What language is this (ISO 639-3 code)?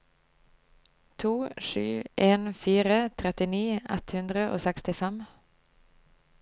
nor